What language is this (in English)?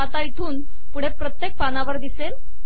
Marathi